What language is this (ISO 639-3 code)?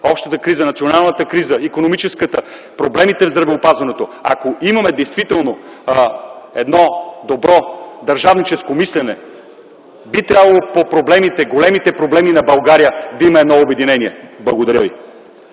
bul